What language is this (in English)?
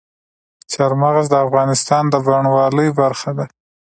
Pashto